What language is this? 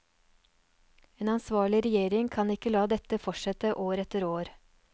Norwegian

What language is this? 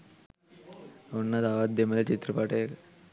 Sinhala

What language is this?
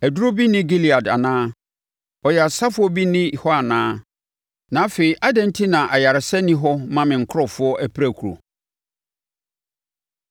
Akan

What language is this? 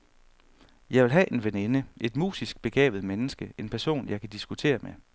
Danish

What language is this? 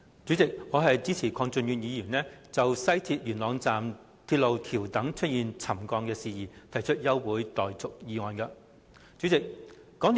Cantonese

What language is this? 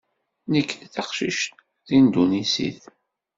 Kabyle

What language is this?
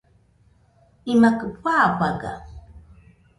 Nüpode Huitoto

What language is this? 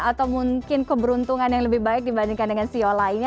Indonesian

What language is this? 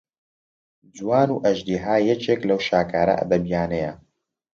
Central Kurdish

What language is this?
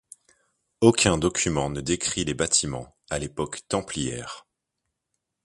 French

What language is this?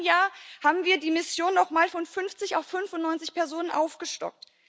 German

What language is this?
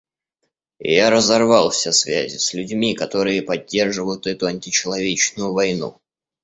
Russian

